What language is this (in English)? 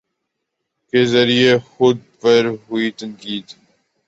Urdu